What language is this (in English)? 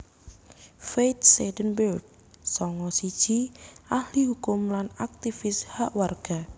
Javanese